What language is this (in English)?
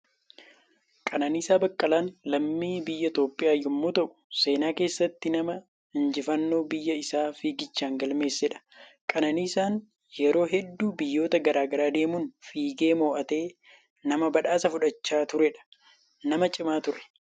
Oromo